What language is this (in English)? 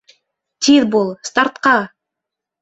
Bashkir